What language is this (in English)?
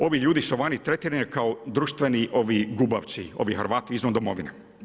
Croatian